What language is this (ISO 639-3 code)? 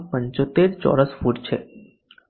guj